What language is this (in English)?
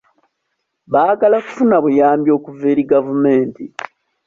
Ganda